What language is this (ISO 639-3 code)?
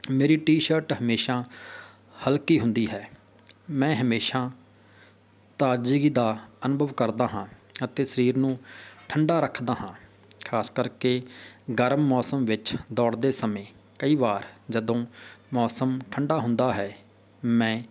pan